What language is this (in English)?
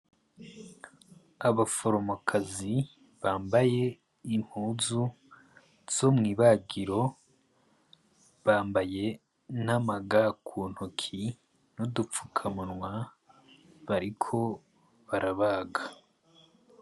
Rundi